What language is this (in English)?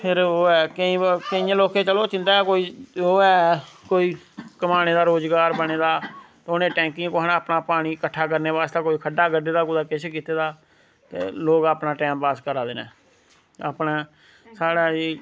Dogri